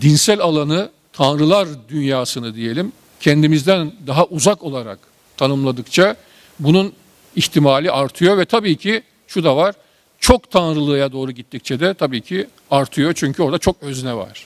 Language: Turkish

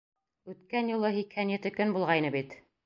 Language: Bashkir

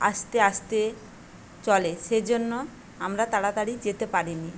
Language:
Bangla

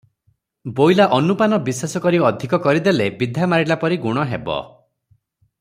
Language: Odia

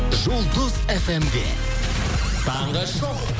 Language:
Kazakh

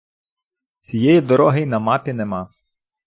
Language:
Ukrainian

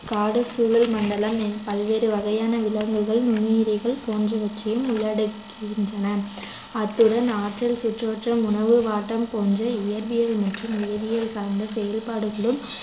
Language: Tamil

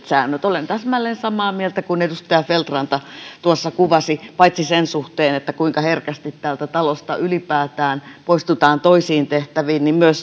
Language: Finnish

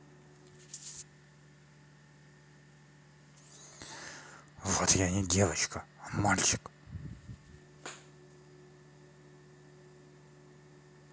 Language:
Russian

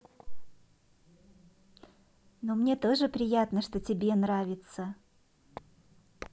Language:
Russian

